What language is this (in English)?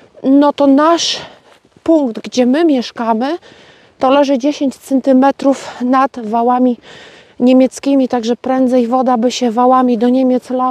Polish